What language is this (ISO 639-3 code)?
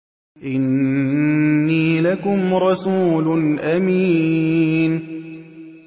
ara